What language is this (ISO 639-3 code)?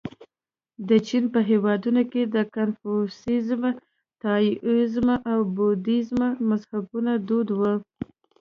pus